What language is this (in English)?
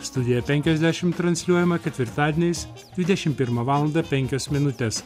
Lithuanian